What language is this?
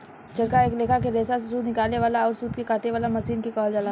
Bhojpuri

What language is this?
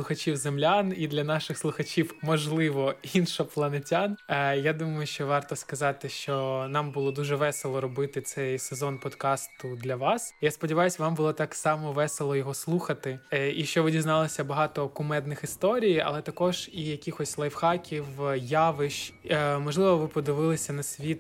Ukrainian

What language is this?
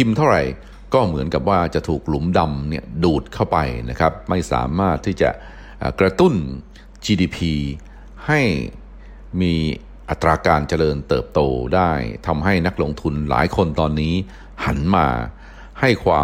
Thai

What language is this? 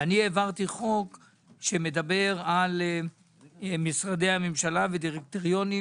Hebrew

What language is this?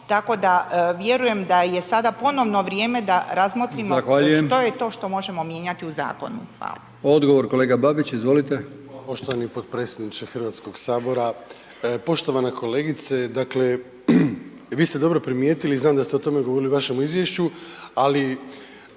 Croatian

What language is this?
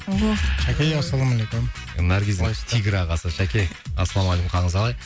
Kazakh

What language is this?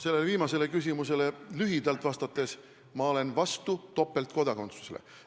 Estonian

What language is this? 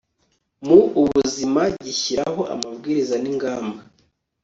Kinyarwanda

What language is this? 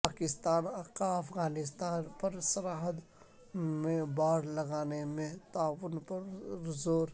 Urdu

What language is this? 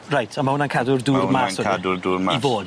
Welsh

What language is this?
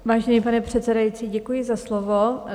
Czech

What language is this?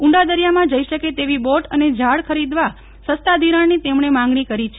Gujarati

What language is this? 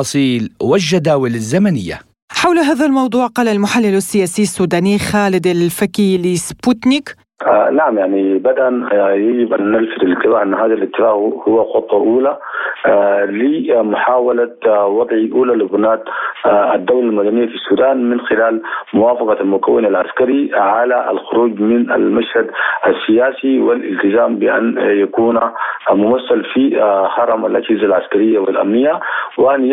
Arabic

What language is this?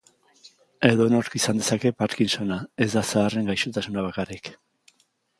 Basque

